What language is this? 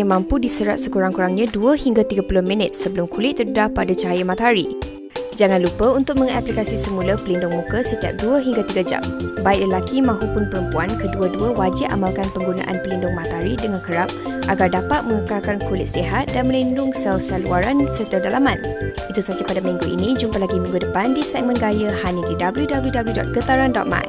Malay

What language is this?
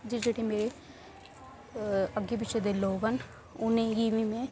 Dogri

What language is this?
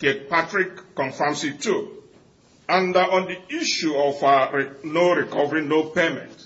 English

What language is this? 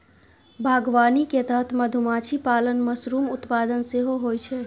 Maithili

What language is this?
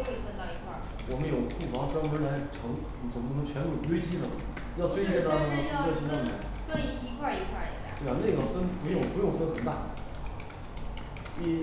Chinese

